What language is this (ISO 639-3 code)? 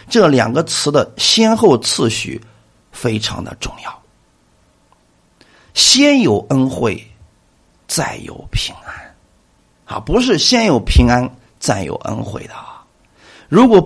zho